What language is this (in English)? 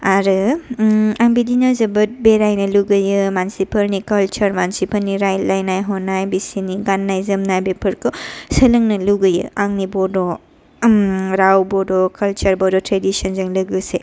Bodo